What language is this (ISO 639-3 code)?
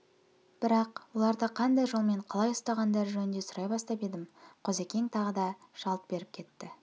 kaz